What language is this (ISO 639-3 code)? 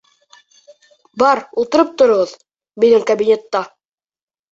bak